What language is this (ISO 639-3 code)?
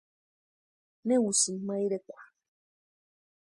pua